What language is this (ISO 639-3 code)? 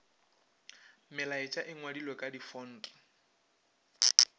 nso